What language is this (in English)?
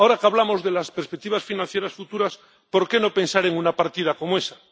Spanish